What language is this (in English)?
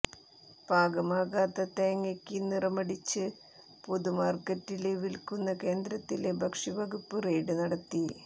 Malayalam